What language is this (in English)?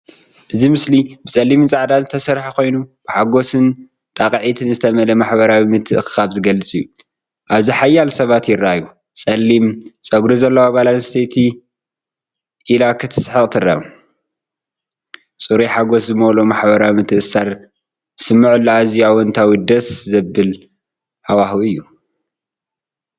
Tigrinya